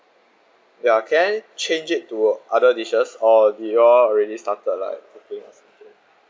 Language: English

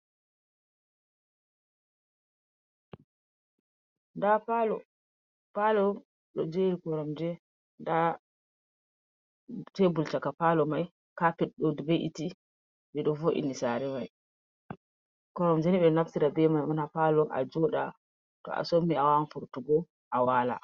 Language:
Fula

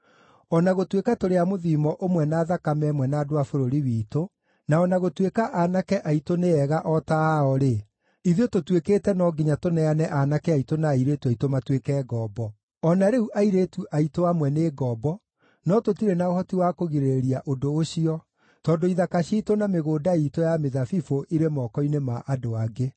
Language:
Kikuyu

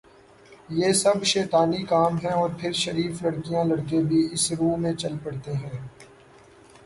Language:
Urdu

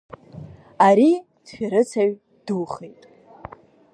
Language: Abkhazian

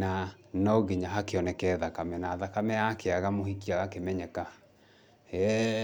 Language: Kikuyu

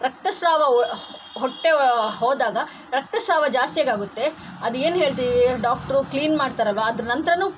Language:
Kannada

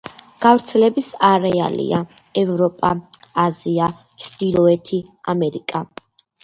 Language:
Georgian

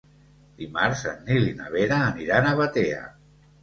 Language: Catalan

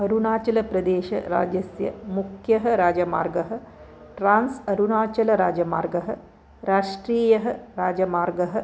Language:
Sanskrit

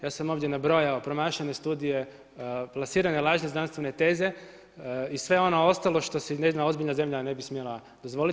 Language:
Croatian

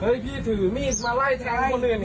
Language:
Thai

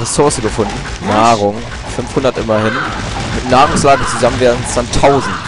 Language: German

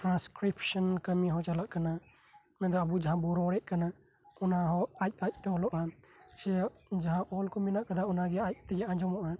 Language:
Santali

